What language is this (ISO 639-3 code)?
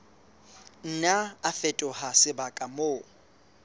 sot